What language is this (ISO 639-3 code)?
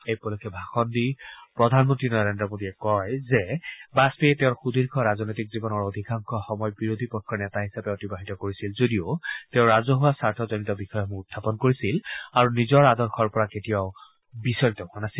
asm